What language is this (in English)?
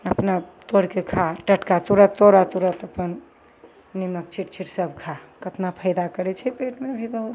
Maithili